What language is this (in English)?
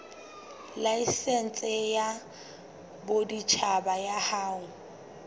Southern Sotho